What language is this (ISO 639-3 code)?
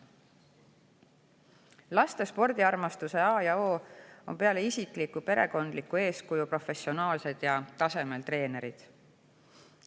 est